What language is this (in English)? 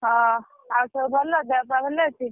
Odia